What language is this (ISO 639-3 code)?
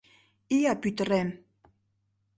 chm